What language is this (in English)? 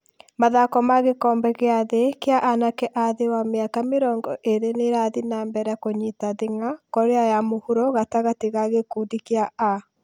Kikuyu